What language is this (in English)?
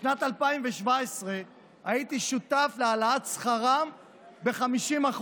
Hebrew